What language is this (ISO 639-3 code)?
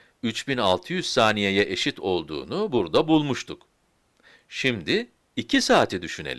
tur